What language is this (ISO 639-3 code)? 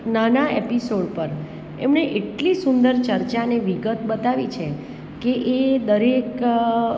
guj